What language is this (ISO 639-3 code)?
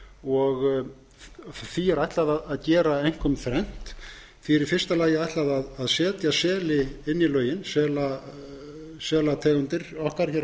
isl